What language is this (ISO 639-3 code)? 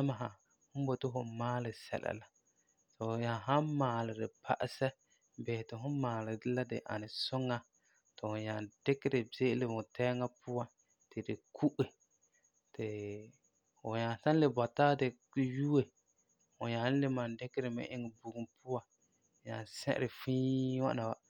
gur